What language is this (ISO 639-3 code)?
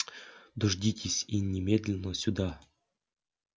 rus